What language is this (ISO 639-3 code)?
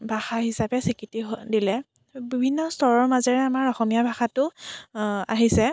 asm